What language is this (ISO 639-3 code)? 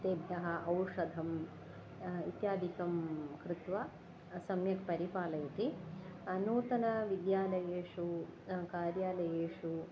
san